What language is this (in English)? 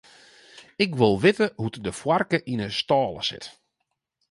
Western Frisian